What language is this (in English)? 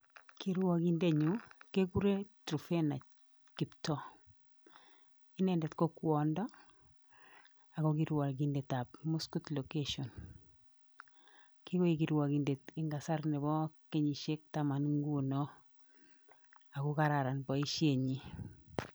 Kalenjin